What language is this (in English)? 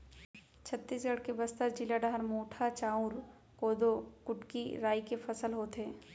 Chhattisgarhi